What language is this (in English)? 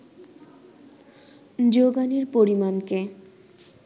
Bangla